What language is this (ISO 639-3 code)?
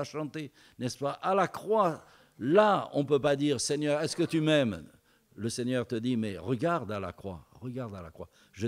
fra